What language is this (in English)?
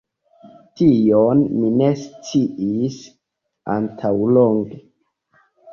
Esperanto